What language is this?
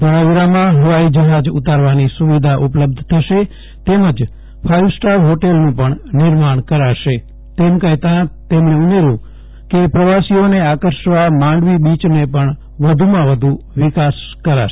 Gujarati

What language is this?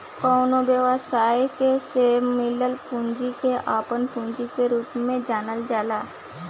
Bhojpuri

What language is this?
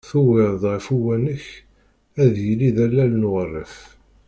Kabyle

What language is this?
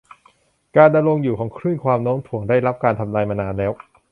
Thai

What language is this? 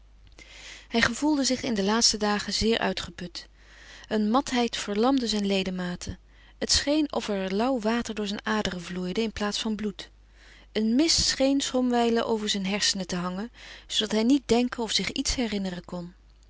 Dutch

